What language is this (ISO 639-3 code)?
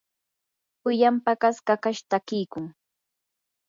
qur